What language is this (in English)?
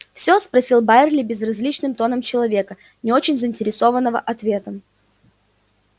Russian